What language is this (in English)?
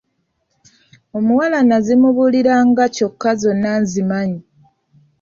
Ganda